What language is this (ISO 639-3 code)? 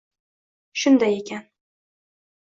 uzb